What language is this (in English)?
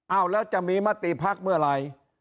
Thai